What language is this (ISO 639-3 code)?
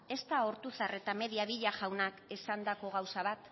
eus